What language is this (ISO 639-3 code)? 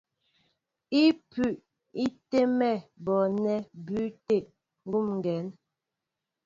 mbo